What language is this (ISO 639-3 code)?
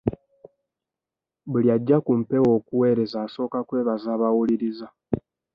lug